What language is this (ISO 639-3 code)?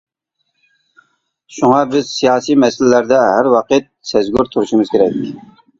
uig